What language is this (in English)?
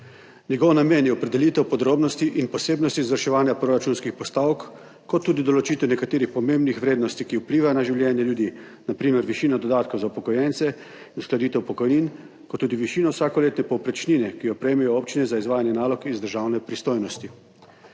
Slovenian